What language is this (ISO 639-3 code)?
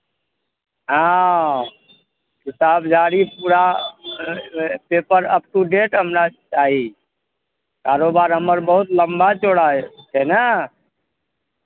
mai